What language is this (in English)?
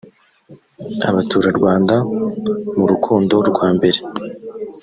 Kinyarwanda